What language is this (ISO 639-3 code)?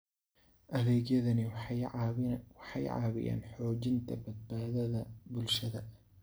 som